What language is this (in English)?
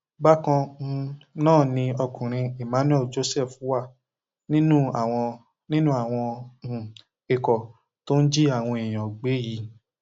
Yoruba